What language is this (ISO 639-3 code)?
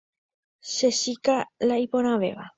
grn